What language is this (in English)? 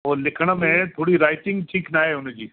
Sindhi